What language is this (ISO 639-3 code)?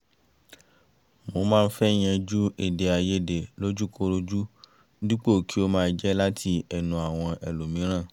yor